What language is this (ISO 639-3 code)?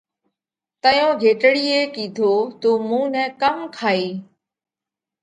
kvx